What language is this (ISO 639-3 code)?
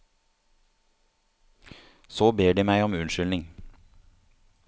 nor